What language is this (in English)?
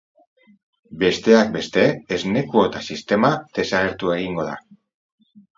Basque